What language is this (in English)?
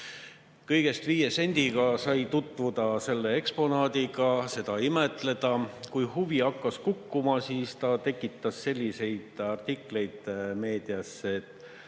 Estonian